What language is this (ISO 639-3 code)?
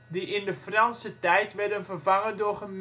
nld